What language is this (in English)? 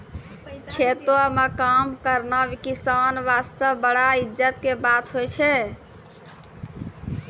Maithili